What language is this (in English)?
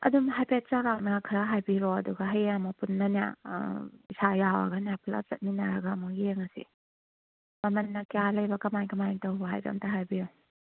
Manipuri